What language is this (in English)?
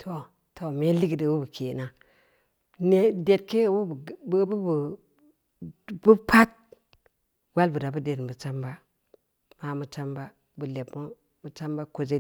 Samba Leko